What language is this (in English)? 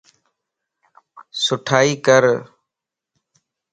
Lasi